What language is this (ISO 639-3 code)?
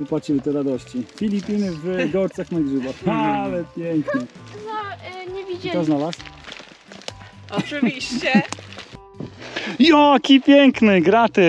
pol